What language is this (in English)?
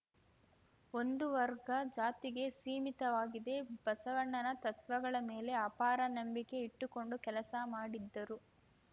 Kannada